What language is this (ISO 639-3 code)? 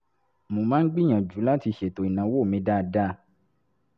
yor